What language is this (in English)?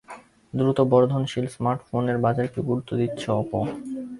Bangla